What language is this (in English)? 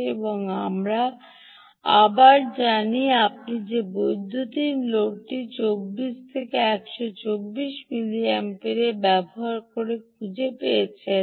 Bangla